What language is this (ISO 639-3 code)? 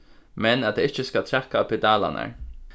fao